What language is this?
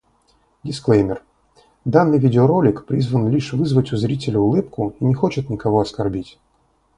Russian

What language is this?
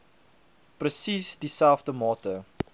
Afrikaans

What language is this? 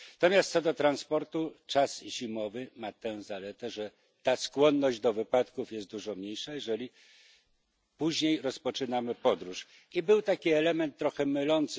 Polish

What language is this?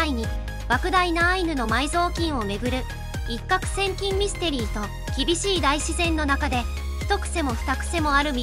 Japanese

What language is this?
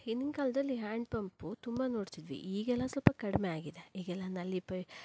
Kannada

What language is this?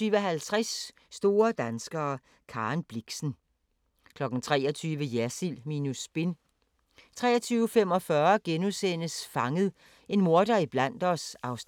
Danish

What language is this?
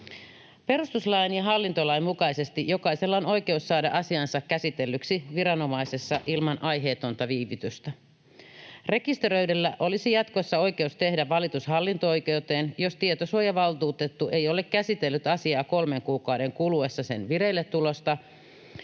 Finnish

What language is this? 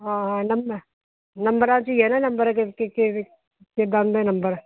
Punjabi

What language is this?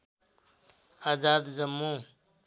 Nepali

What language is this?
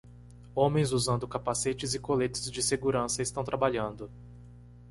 Portuguese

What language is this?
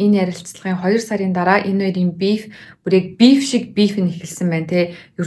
Turkish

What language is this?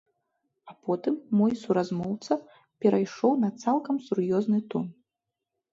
Belarusian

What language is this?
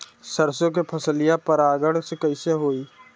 Bhojpuri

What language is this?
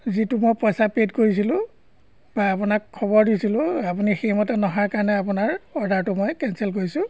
Assamese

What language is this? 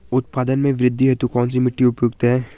Hindi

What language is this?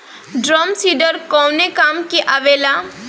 Bhojpuri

